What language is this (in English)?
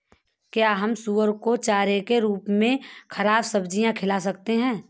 Hindi